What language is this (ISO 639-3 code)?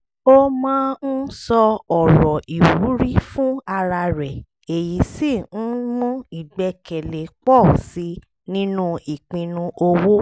yor